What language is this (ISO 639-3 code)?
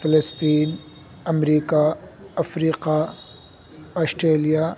urd